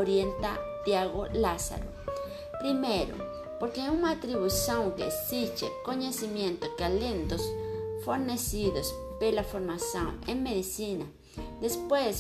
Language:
Portuguese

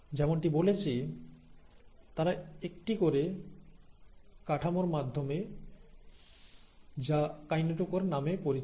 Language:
Bangla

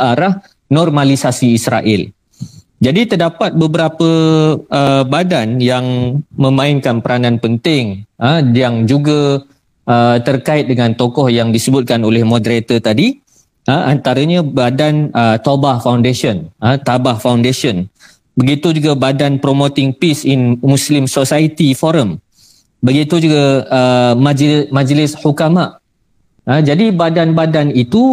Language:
Malay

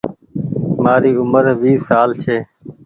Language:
Goaria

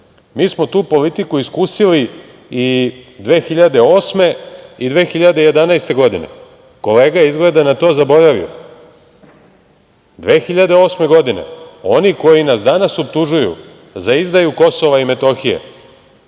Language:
Serbian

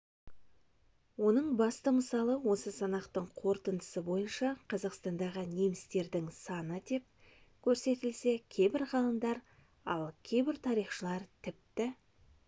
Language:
Kazakh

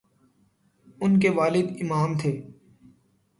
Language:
Urdu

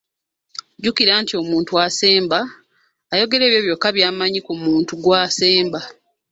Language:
Ganda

